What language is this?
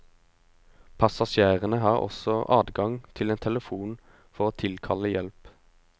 Norwegian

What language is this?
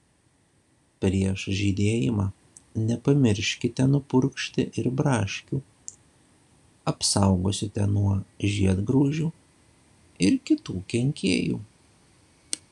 Lithuanian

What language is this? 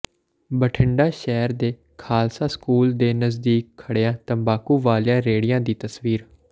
Punjabi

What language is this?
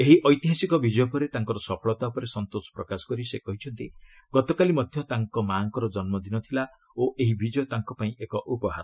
Odia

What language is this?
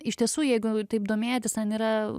Lithuanian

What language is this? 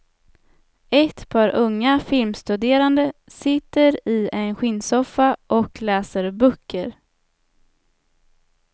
Swedish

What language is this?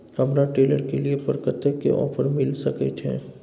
Maithili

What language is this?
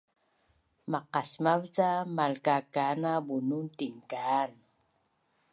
Bunun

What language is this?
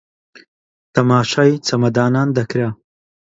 Central Kurdish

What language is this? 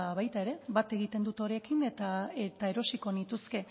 Basque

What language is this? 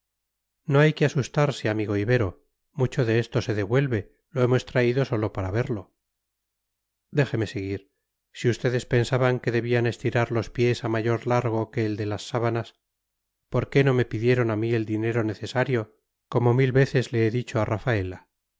Spanish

